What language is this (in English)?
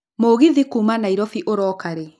Kikuyu